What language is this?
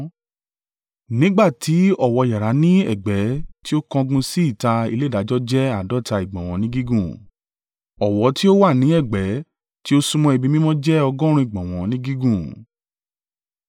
Yoruba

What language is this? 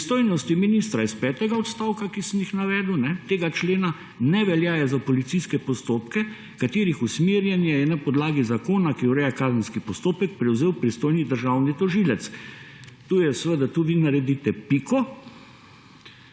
Slovenian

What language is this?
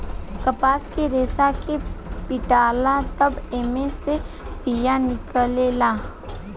Bhojpuri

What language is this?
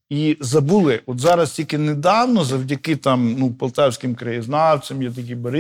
Ukrainian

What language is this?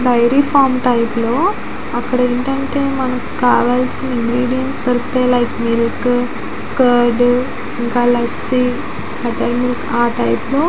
Telugu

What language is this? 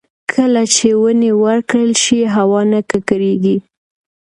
Pashto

